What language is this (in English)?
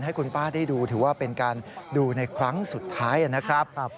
Thai